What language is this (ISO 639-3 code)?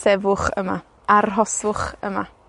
cym